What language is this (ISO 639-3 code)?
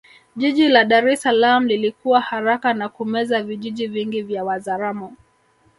swa